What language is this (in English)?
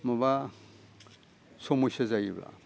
Bodo